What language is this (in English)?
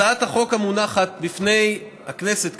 Hebrew